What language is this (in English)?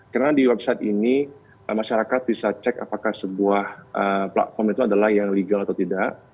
Indonesian